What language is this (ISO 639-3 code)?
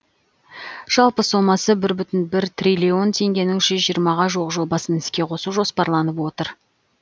kaz